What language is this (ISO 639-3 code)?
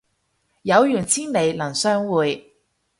yue